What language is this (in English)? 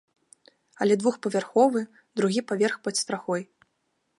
Belarusian